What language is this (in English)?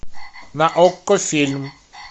Russian